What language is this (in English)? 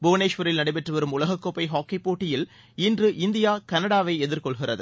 Tamil